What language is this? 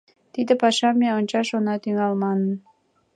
Mari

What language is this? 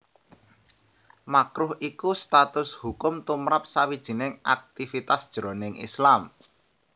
Javanese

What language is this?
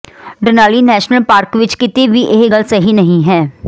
Punjabi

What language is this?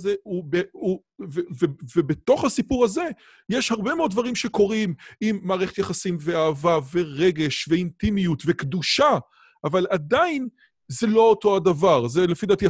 Hebrew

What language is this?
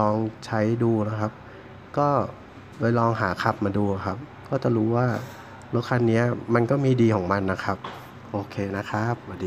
Thai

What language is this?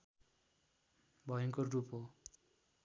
Nepali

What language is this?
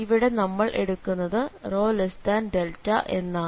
Malayalam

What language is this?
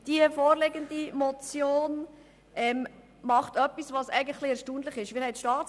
Swiss German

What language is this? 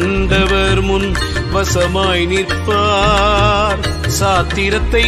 Tamil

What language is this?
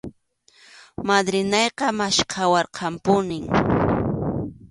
Arequipa-La Unión Quechua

